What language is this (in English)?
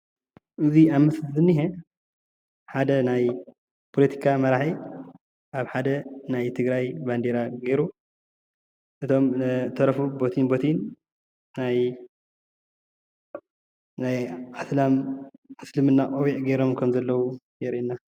Tigrinya